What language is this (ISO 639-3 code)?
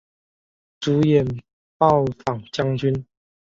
zho